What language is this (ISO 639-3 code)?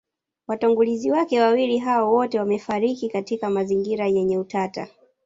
swa